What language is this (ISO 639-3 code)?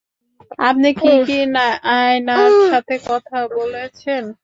ben